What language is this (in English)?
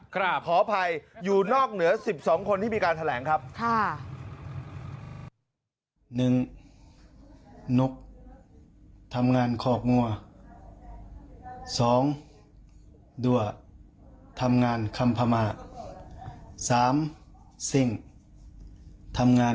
Thai